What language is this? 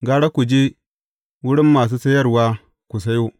Hausa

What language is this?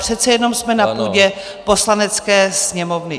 Czech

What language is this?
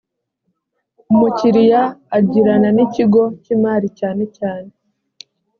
Kinyarwanda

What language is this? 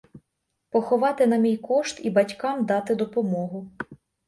Ukrainian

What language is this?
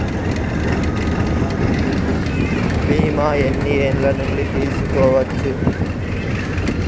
Telugu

